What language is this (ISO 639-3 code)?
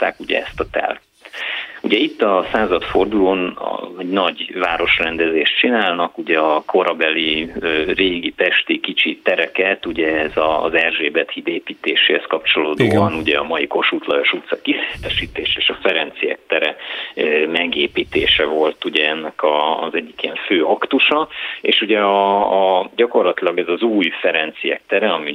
hun